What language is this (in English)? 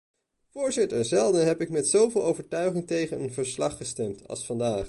Dutch